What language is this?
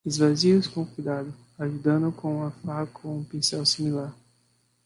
Portuguese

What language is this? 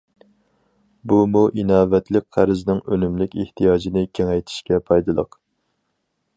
Uyghur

